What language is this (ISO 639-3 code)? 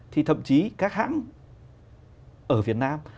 vie